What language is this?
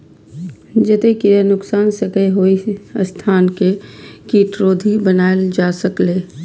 Maithili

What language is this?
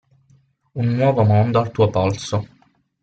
Italian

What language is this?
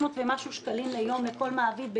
Hebrew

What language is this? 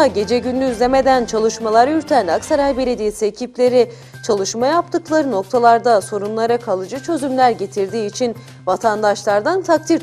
Turkish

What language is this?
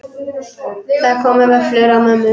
Icelandic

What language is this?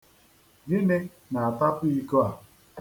Igbo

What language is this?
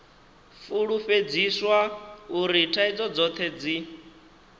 Venda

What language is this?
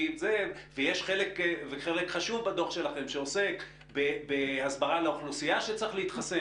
Hebrew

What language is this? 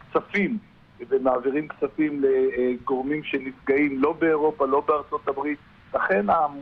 Hebrew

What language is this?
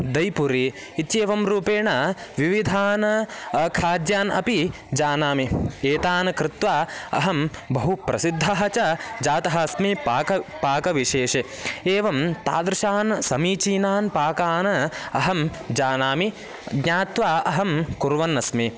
Sanskrit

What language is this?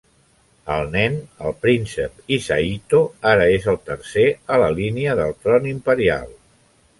Catalan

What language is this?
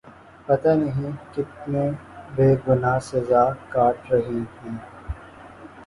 Urdu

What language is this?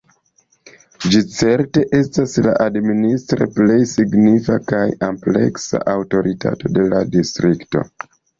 Esperanto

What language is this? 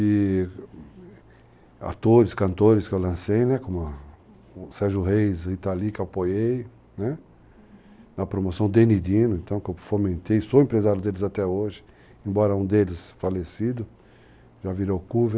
Portuguese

